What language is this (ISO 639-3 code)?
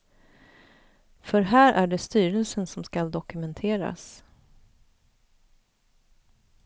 swe